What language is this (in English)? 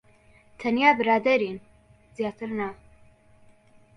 Central Kurdish